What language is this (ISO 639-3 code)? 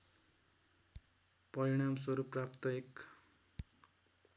nep